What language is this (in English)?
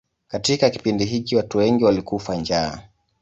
Swahili